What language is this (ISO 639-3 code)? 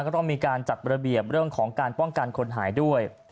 tha